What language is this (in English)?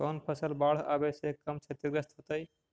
Magahi